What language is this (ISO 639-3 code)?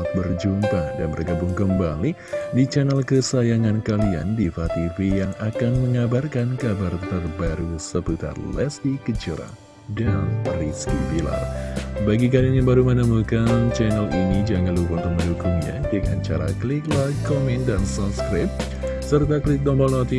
ind